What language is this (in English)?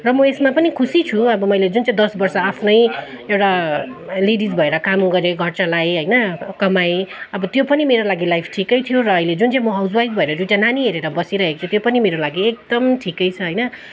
Nepali